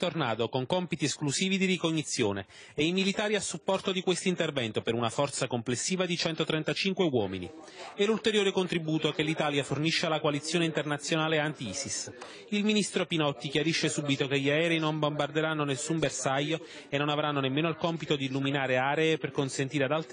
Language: Italian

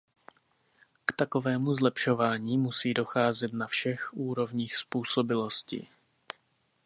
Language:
Czech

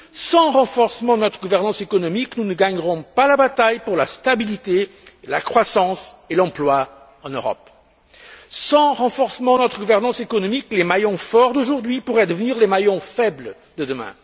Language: French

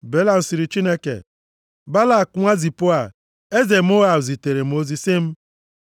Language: Igbo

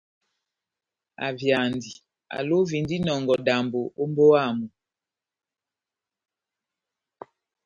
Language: Batanga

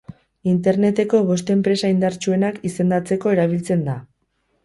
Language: Basque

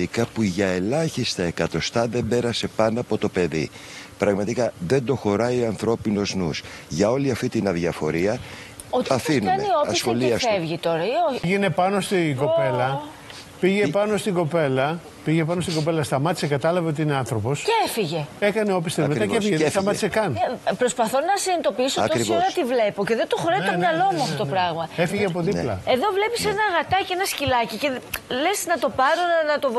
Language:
Greek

